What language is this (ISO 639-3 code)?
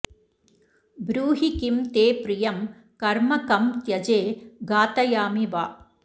san